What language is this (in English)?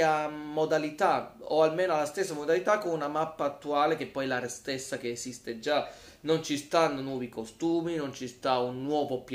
Italian